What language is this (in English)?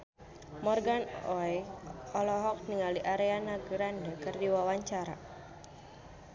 Sundanese